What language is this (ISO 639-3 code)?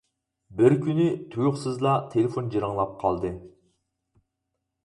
uig